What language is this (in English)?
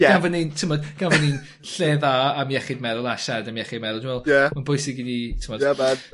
Welsh